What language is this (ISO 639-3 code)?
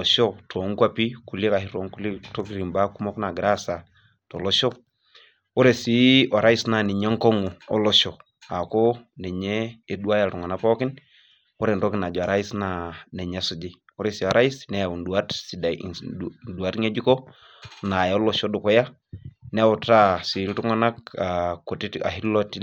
mas